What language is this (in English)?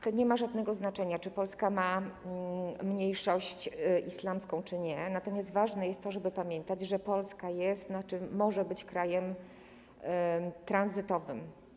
Polish